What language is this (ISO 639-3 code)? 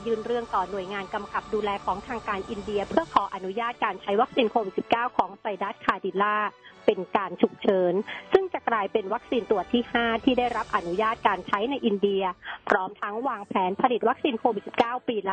tha